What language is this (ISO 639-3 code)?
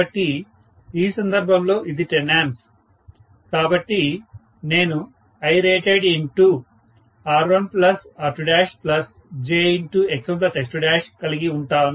tel